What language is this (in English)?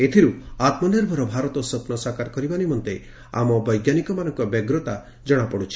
Odia